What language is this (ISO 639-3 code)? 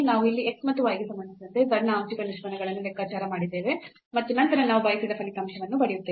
kan